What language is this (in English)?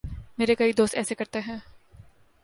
Urdu